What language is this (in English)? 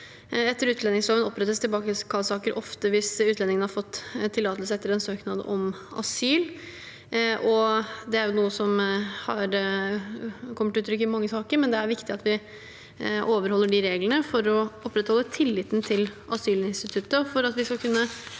Norwegian